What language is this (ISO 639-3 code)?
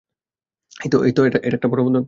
ben